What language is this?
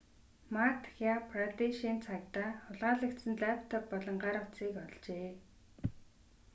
Mongolian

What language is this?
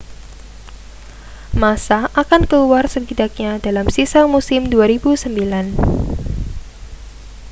Indonesian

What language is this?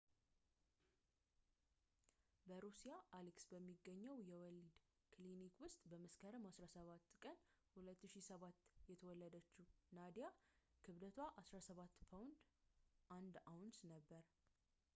Amharic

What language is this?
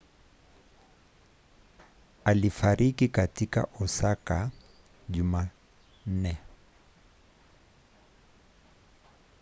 Swahili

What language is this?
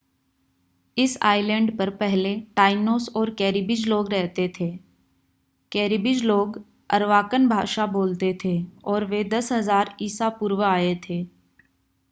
Hindi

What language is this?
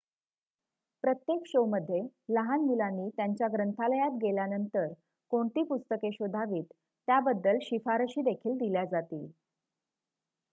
Marathi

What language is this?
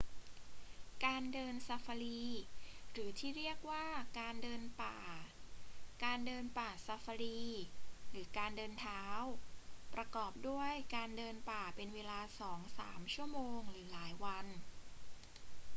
Thai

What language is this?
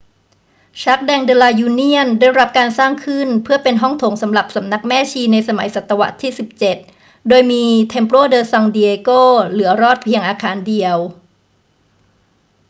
Thai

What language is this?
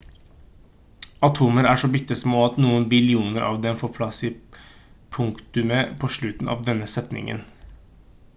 Norwegian Bokmål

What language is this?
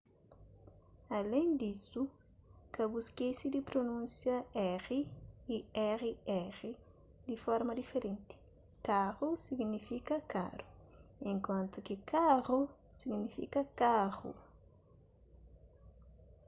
Kabuverdianu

